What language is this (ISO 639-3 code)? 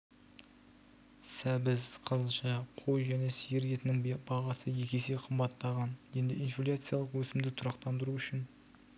kaz